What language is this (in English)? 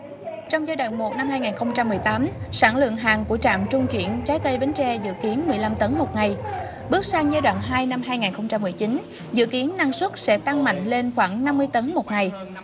Vietnamese